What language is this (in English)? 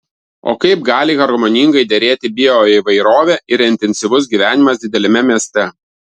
Lithuanian